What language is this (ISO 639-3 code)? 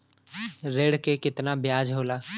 bho